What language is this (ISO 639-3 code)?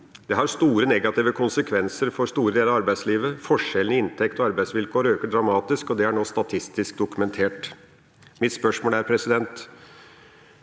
nor